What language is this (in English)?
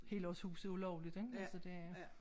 Danish